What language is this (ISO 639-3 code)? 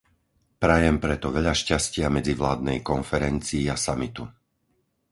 slk